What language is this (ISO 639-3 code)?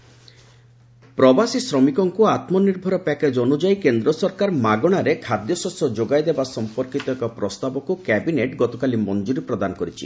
ori